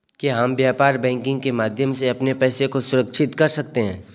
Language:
Hindi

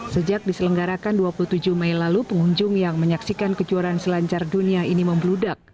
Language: Indonesian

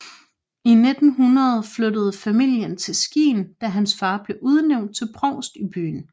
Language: Danish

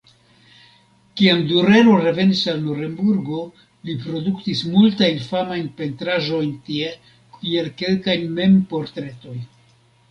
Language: Esperanto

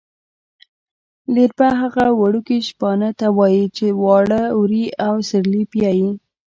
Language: Pashto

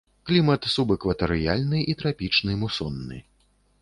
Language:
Belarusian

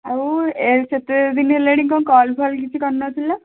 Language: Odia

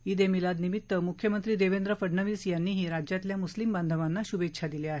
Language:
Marathi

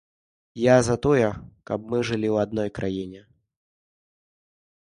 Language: Belarusian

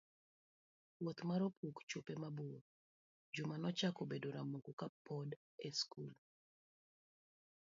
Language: Luo (Kenya and Tanzania)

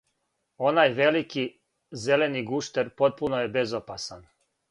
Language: Serbian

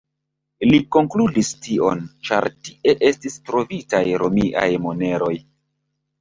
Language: Esperanto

